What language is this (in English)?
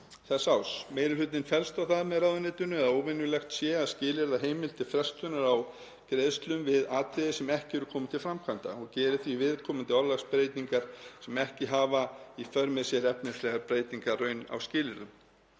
Icelandic